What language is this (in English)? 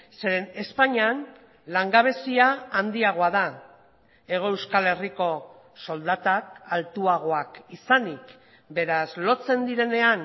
Basque